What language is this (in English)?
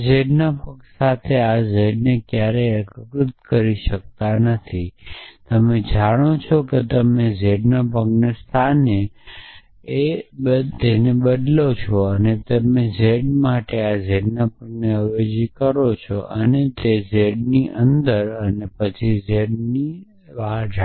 Gujarati